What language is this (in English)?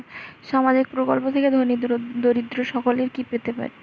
Bangla